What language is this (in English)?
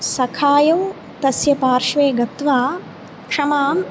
Sanskrit